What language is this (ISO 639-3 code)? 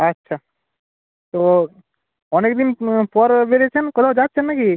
ben